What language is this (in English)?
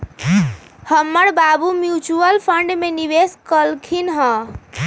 Magahi